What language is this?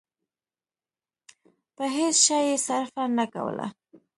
Pashto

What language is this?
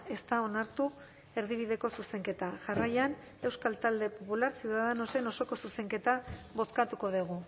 Basque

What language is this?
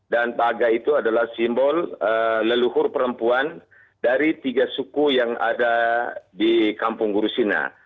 Indonesian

